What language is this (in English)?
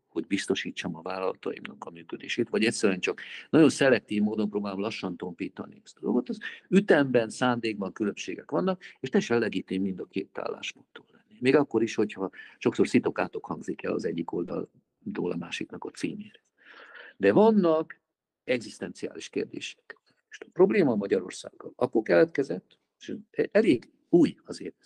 Hungarian